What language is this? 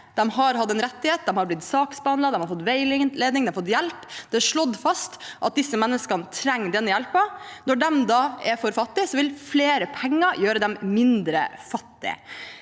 Norwegian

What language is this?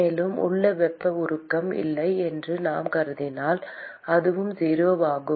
Tamil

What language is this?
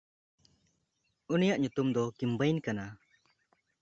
Santali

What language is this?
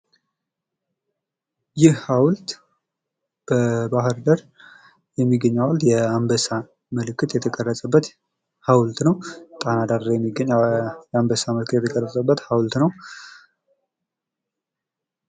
Amharic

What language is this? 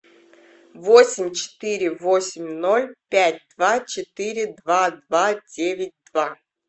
Russian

